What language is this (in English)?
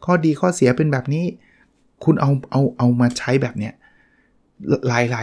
Thai